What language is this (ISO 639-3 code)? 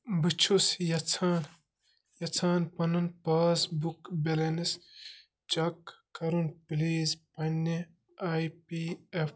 kas